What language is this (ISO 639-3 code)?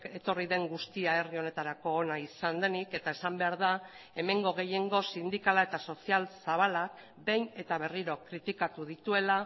eus